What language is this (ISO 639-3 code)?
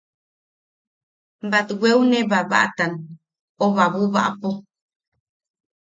yaq